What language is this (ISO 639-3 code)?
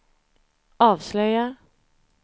swe